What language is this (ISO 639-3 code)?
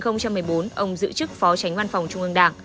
vie